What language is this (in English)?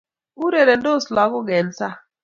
Kalenjin